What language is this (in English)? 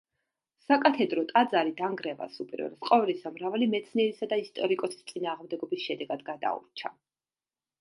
Georgian